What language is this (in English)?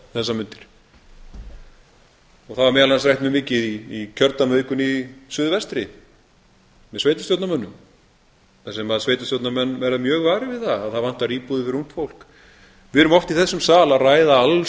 Icelandic